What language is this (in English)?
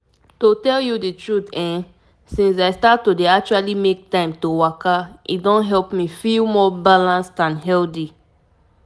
Nigerian Pidgin